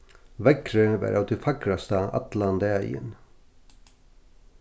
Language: Faroese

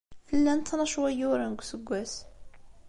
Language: Kabyle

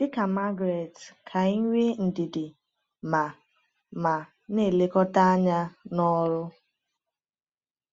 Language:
Igbo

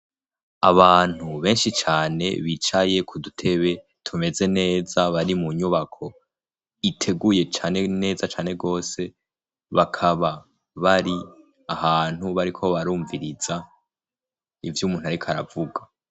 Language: Rundi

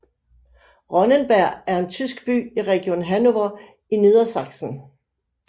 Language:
Danish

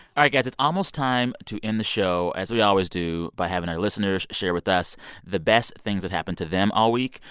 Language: English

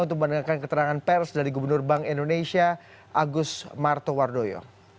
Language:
Indonesian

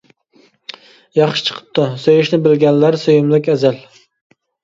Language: Uyghur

